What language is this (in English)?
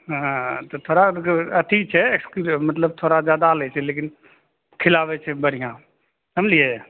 Maithili